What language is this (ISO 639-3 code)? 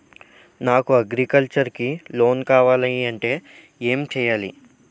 tel